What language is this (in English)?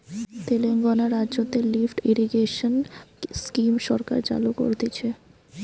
Bangla